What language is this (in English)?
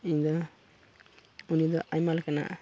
Santali